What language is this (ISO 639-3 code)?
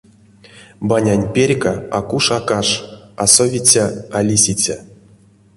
myv